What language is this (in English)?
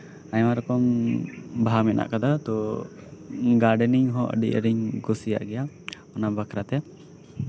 Santali